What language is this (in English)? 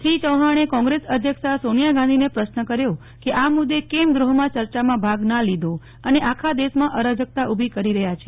Gujarati